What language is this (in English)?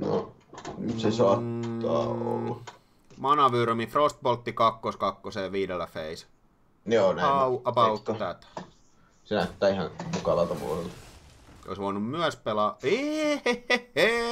Finnish